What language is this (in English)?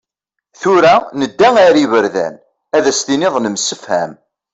Kabyle